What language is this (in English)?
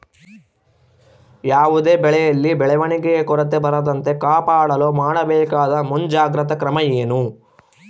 Kannada